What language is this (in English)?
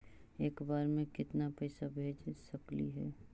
Magahi